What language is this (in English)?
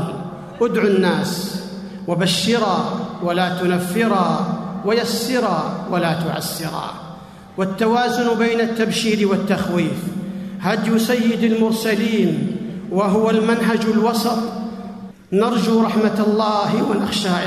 Arabic